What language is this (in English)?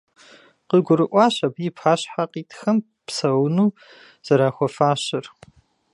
Kabardian